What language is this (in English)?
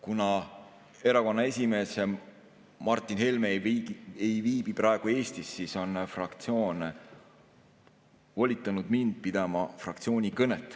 Estonian